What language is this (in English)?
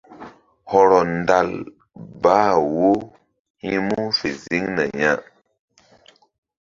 Mbum